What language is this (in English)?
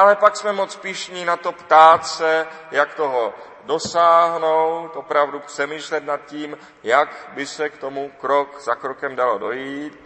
Czech